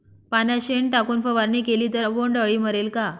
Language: Marathi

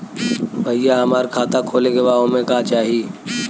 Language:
Bhojpuri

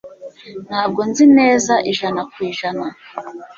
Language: Kinyarwanda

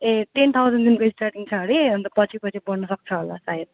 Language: Nepali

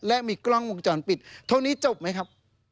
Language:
Thai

